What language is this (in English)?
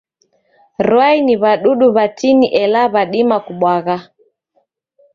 Taita